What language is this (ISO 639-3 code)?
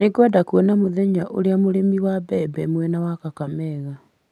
kik